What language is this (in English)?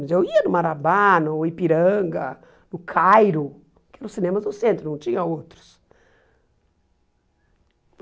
Portuguese